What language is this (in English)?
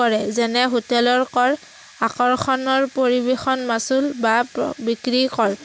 Assamese